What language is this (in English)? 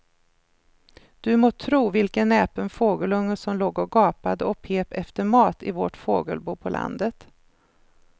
Swedish